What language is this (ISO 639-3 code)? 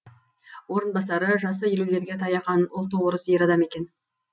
kaz